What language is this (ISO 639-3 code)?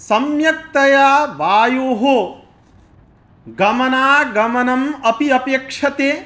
san